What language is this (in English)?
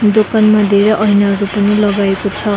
Nepali